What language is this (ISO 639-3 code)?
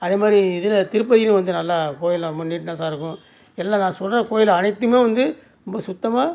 tam